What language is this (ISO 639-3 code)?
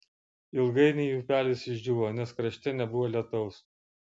lit